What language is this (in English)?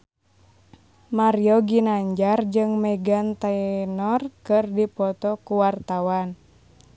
Sundanese